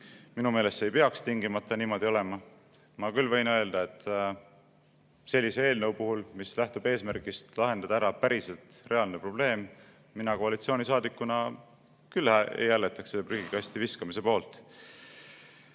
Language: Estonian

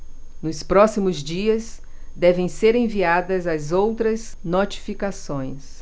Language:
Portuguese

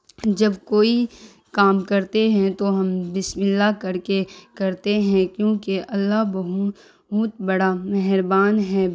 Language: Urdu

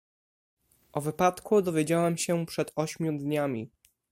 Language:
Polish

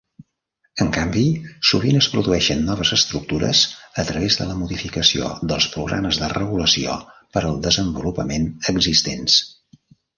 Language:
Catalan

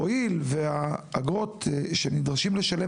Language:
Hebrew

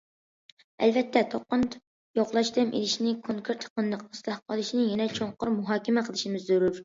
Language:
Uyghur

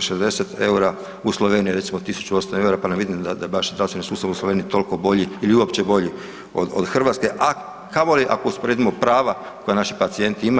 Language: Croatian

